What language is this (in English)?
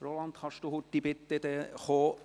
Swiss German